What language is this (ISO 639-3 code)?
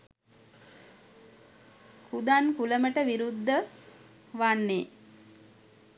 sin